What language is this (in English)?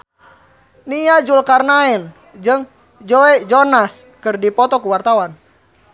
Sundanese